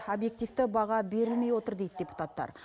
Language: Kazakh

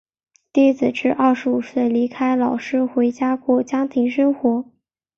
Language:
Chinese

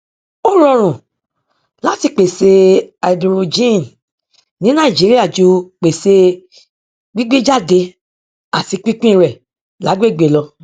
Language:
Yoruba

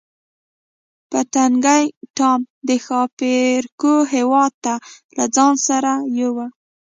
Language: Pashto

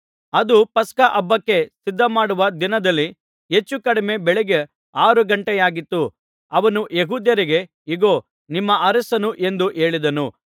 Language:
Kannada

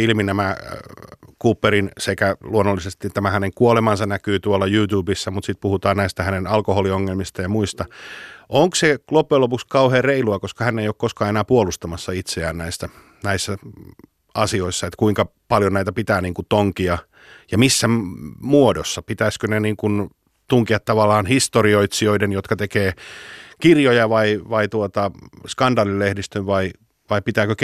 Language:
Finnish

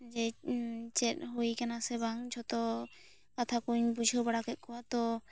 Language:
Santali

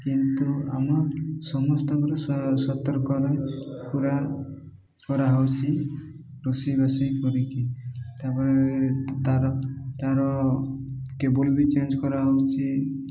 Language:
Odia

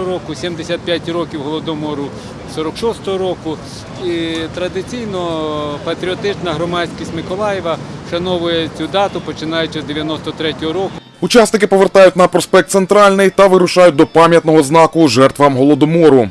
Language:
Ukrainian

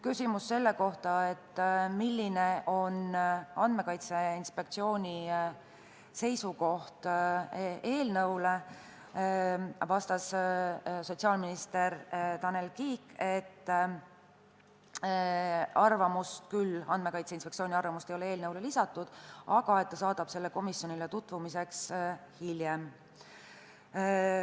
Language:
Estonian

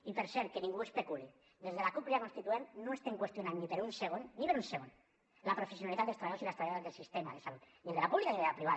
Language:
Catalan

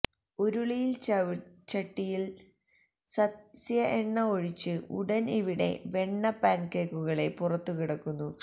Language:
Malayalam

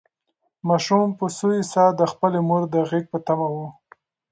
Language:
Pashto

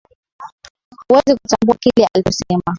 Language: Swahili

